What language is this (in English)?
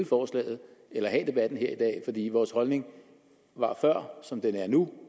Danish